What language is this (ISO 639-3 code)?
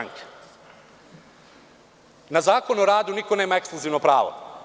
srp